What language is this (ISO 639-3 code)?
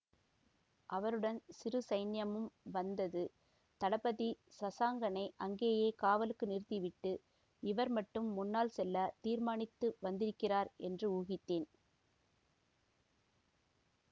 tam